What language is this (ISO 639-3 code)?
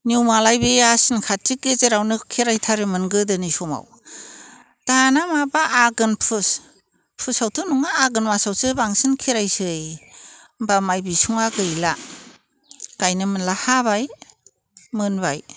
brx